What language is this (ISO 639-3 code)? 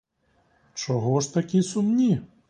ukr